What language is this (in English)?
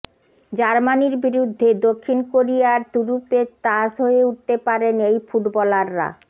Bangla